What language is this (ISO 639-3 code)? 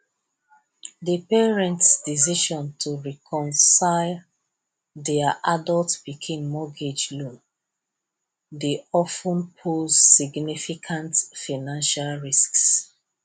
pcm